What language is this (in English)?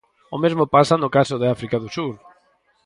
Galician